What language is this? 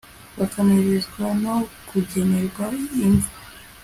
Kinyarwanda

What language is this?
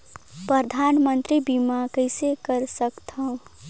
Chhattisgarhi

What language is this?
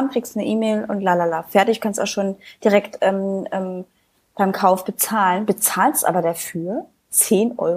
German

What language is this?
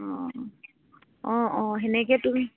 Assamese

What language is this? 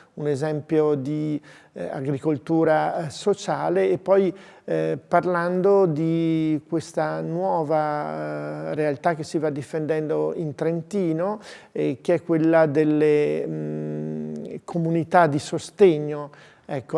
Italian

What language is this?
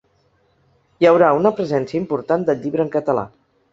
Catalan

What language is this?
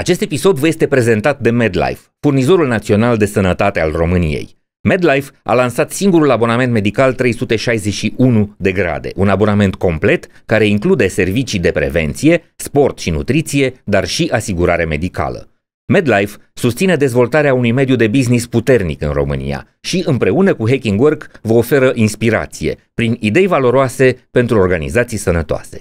Romanian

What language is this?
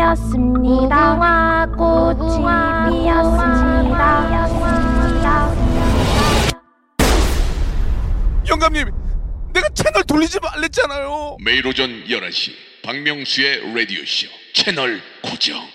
Korean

